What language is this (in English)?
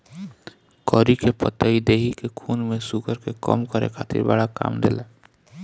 Bhojpuri